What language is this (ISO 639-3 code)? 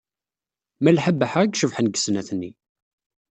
kab